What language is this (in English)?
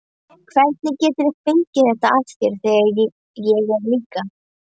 Icelandic